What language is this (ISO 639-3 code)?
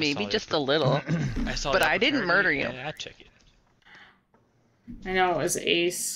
eng